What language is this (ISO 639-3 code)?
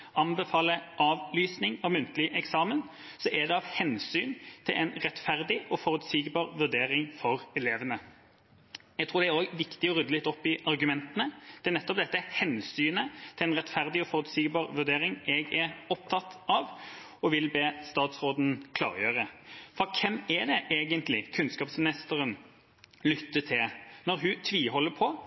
nob